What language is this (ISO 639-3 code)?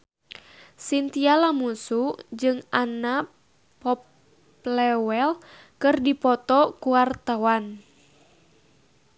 sun